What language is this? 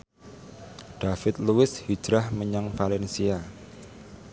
Javanese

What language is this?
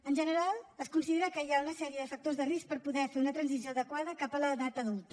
Catalan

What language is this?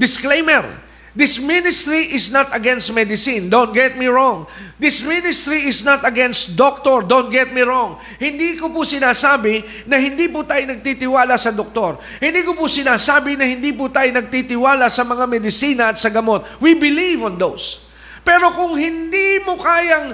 Filipino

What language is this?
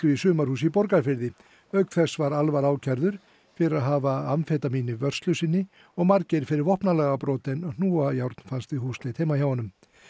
Icelandic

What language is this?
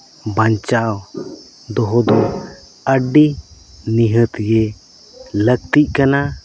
Santali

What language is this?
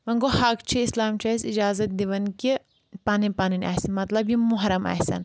Kashmiri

